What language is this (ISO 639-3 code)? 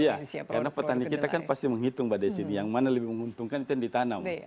ind